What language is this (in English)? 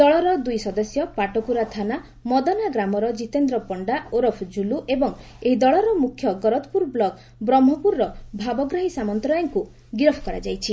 Odia